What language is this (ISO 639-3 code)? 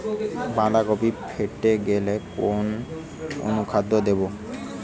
ben